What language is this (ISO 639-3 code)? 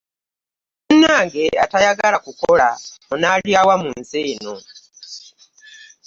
lug